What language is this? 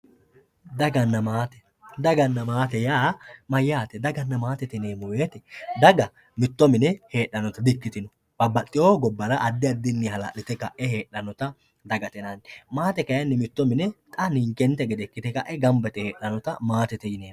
Sidamo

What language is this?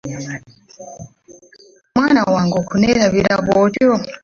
Ganda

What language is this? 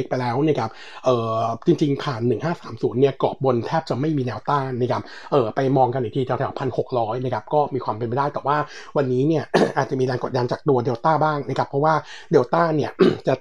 Thai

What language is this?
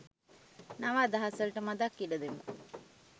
Sinhala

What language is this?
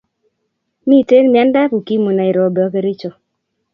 Kalenjin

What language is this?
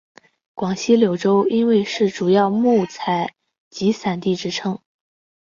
Chinese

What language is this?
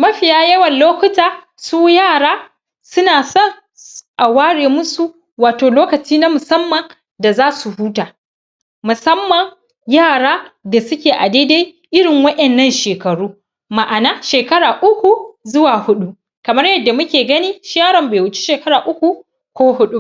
Hausa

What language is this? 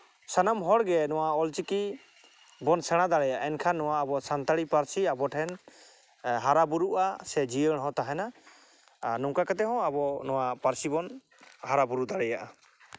Santali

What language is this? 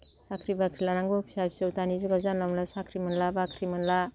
Bodo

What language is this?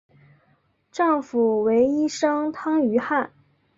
Chinese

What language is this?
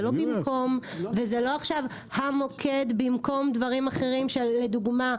Hebrew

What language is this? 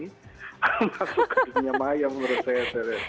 Indonesian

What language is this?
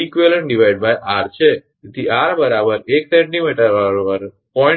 Gujarati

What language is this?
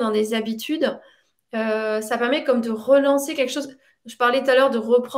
French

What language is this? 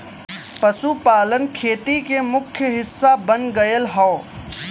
Bhojpuri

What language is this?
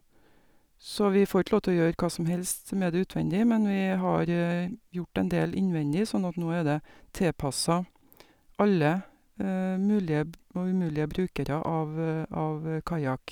Norwegian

